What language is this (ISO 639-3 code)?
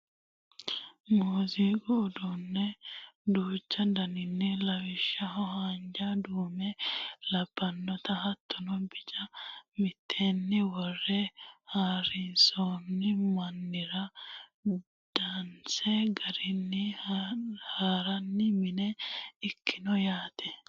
sid